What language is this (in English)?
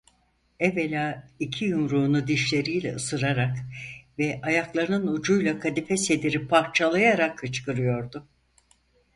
Turkish